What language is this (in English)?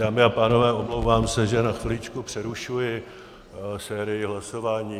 Czech